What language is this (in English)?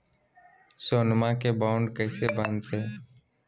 Magahi